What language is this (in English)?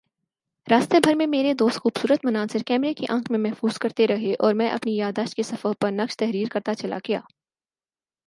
Urdu